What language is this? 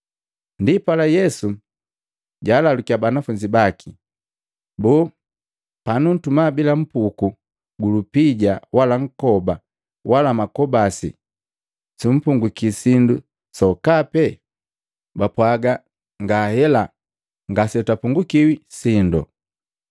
Matengo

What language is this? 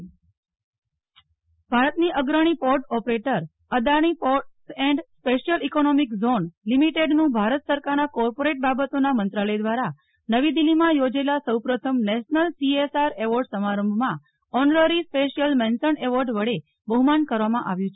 Gujarati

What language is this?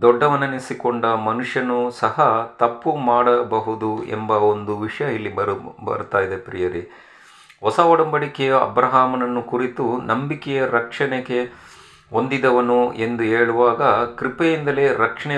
Kannada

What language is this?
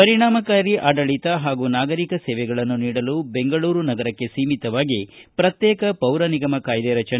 Kannada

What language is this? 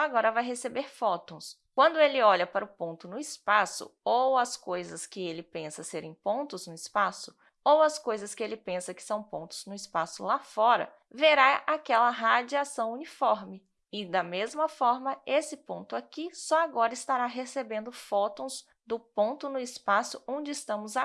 Portuguese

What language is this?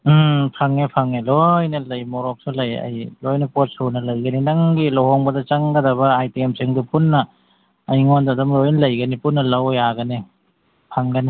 Manipuri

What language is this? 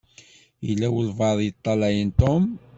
Kabyle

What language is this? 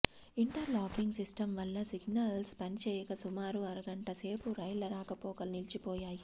Telugu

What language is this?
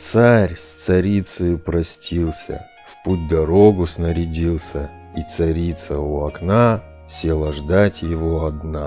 Russian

